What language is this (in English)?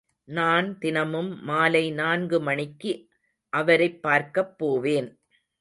Tamil